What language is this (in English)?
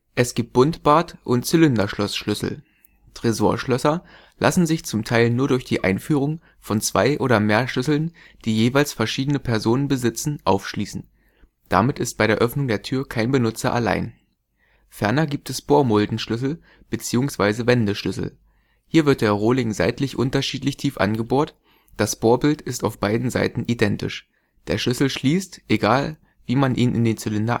German